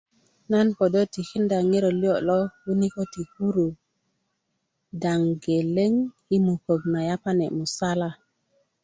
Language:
Kuku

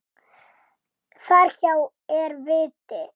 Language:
Icelandic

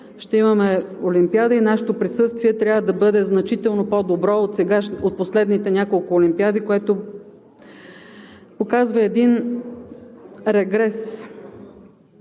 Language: Bulgarian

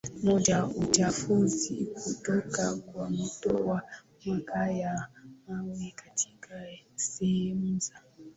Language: Swahili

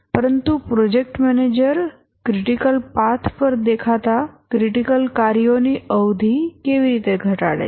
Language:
Gujarati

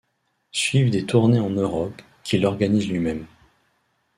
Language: French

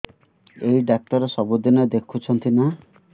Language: Odia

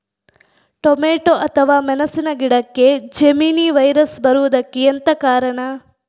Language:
Kannada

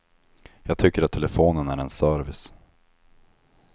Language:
Swedish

